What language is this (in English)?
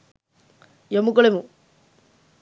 Sinhala